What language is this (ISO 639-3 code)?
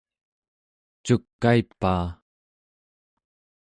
esu